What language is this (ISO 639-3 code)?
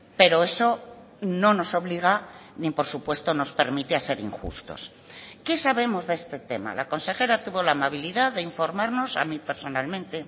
spa